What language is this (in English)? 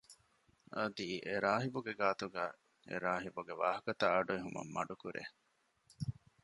Divehi